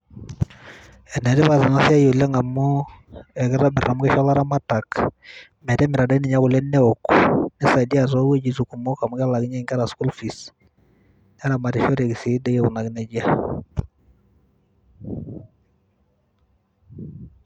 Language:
Masai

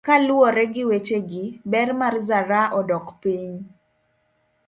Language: Luo (Kenya and Tanzania)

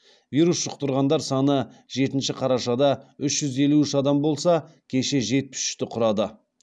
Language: Kazakh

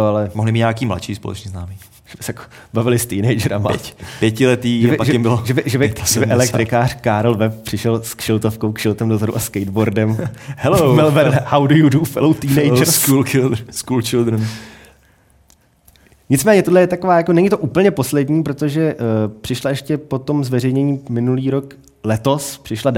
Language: Czech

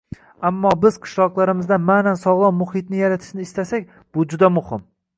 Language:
Uzbek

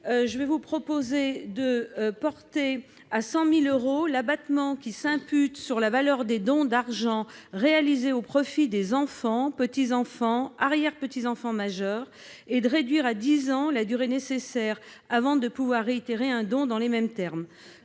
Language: French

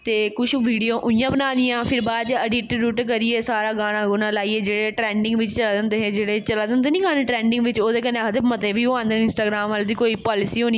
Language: Dogri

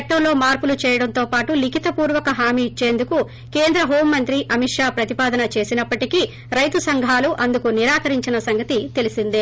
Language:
Telugu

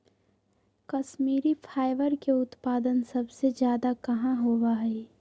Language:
Magahi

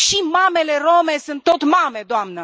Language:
Romanian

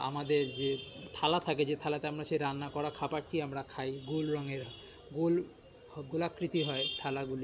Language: Bangla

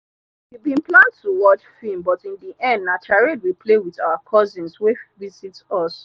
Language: Nigerian Pidgin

